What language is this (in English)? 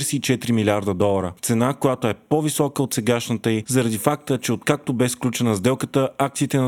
Bulgarian